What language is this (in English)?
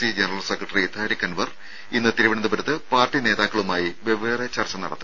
Malayalam